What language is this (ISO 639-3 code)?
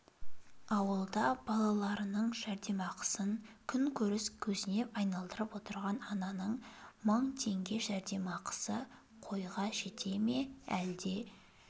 kaz